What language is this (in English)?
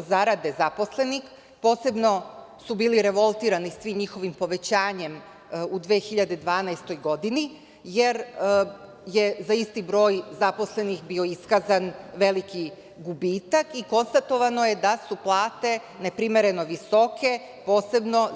Serbian